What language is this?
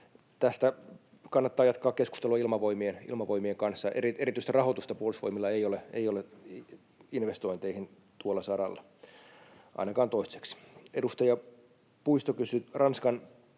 Finnish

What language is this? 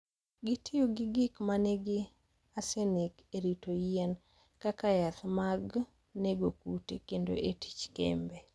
Luo (Kenya and Tanzania)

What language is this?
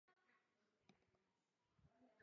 Chinese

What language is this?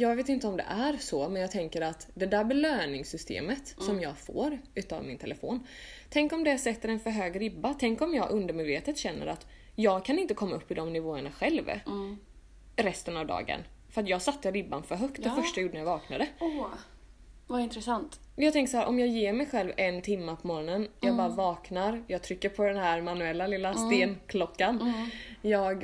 Swedish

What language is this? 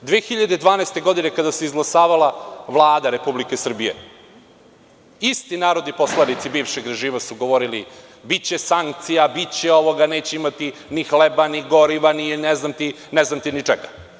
Serbian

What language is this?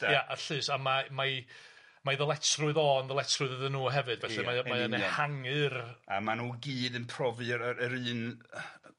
Welsh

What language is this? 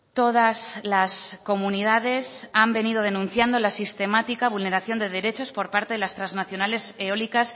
Spanish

